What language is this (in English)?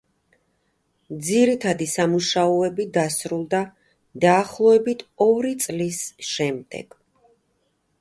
Georgian